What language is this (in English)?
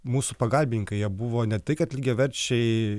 Lithuanian